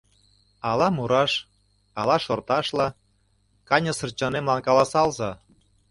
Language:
Mari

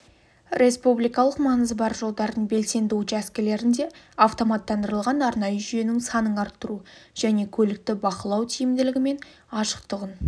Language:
Kazakh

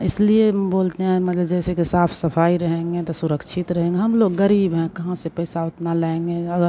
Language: Hindi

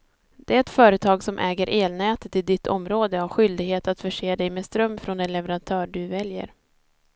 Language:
Swedish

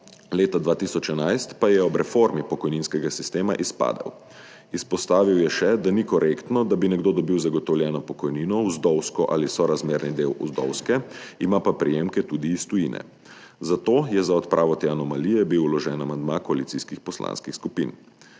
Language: Slovenian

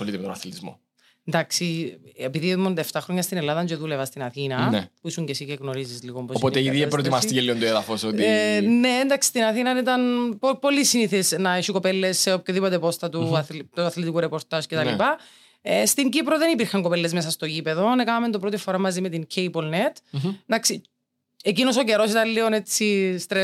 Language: Greek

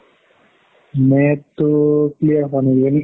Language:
Assamese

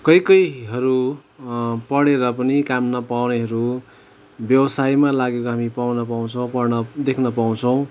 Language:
Nepali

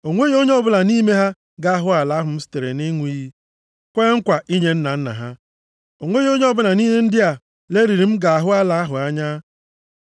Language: Igbo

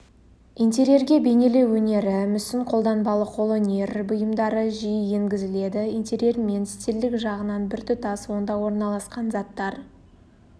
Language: Kazakh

